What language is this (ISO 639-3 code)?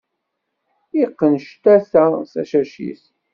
kab